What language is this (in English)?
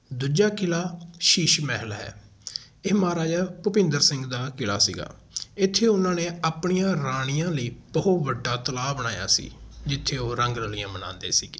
Punjabi